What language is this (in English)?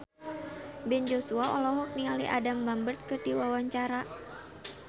Sundanese